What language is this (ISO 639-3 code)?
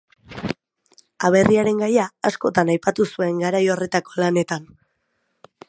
eus